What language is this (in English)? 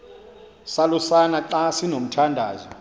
Xhosa